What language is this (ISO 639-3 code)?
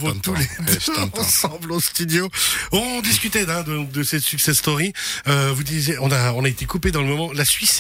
fra